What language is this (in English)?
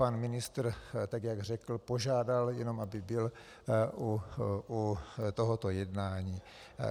Czech